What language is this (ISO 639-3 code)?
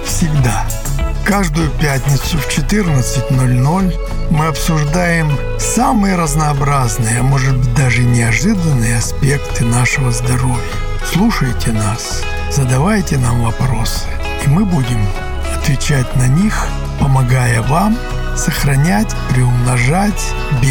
rus